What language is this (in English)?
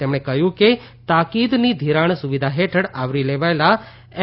Gujarati